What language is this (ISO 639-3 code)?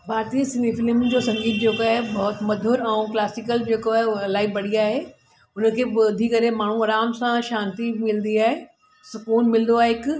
snd